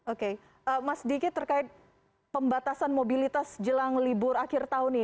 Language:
Indonesian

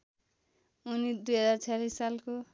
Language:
Nepali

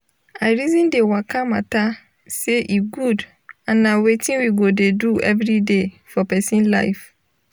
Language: Nigerian Pidgin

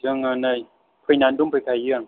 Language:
Bodo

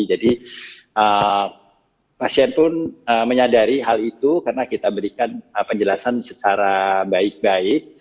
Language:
Indonesian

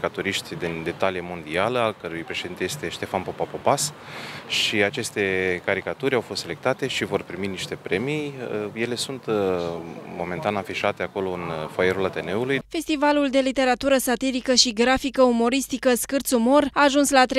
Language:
Romanian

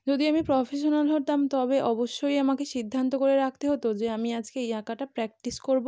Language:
Bangla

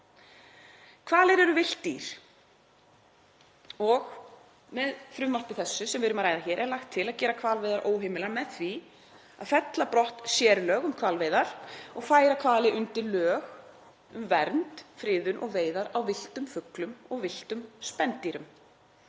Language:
Icelandic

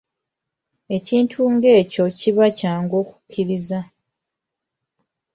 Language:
Ganda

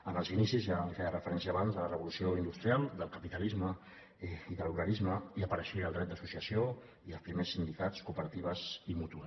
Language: Catalan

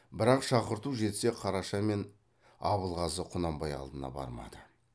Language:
Kazakh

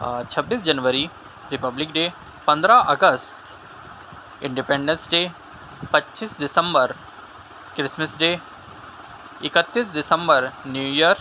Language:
Urdu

